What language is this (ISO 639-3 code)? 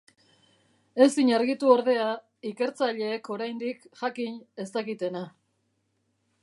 eus